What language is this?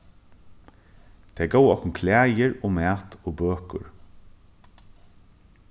Faroese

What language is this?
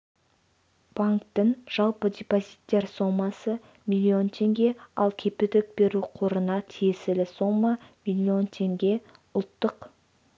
Kazakh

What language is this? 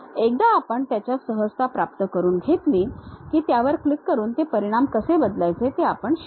Marathi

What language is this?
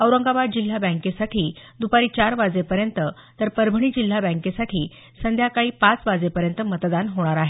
Marathi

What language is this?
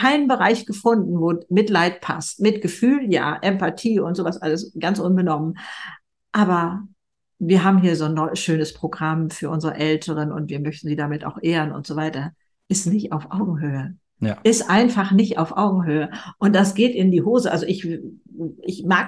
German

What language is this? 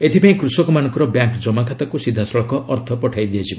Odia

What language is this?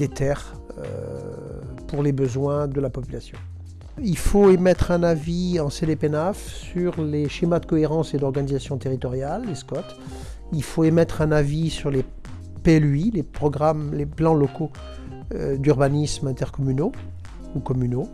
French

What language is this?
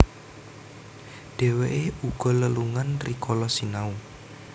Javanese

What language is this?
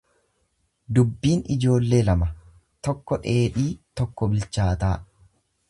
Oromo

